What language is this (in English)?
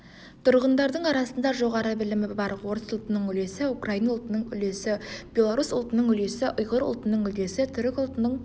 Kazakh